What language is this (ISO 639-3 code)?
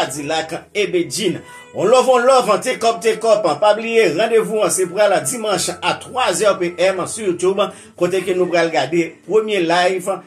fra